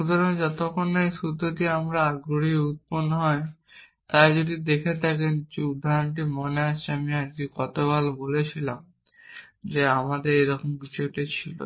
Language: Bangla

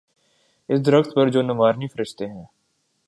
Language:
Urdu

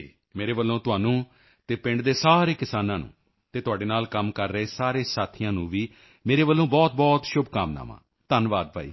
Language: Punjabi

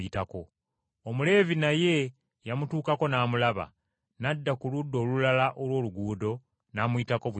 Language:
Ganda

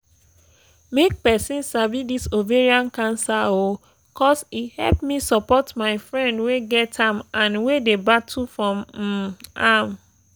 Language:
Nigerian Pidgin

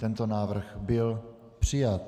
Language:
Czech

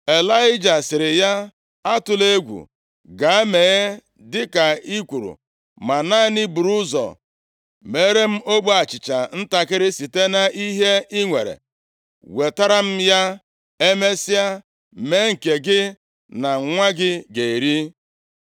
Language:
Igbo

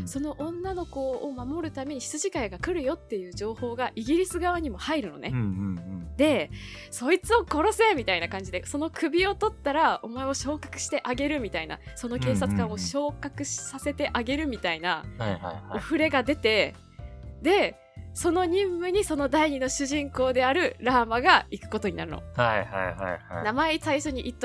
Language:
Japanese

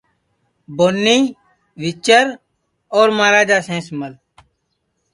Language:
Sansi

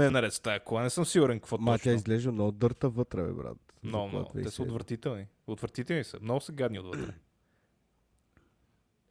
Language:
Bulgarian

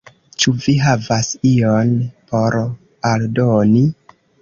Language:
Esperanto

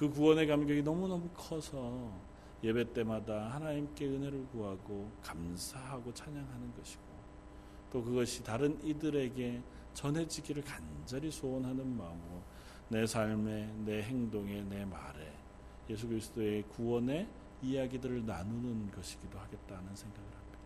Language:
Korean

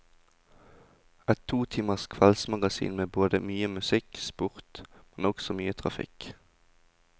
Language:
Norwegian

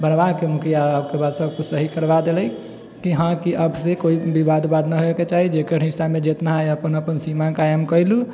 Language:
Maithili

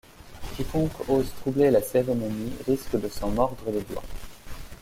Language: French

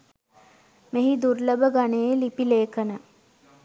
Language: Sinhala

